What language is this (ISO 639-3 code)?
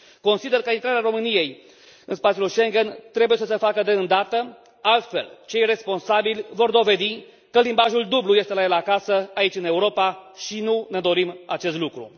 ron